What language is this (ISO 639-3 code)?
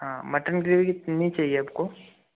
hin